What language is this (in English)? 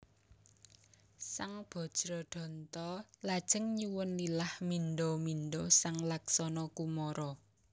Javanese